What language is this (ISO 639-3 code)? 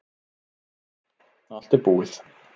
isl